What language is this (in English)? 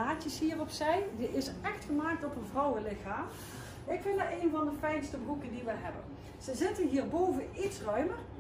Dutch